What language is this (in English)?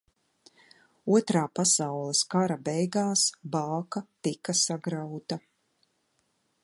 Latvian